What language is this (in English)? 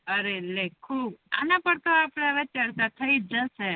Gujarati